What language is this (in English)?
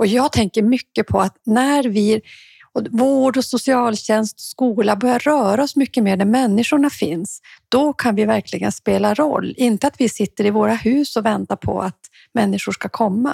Swedish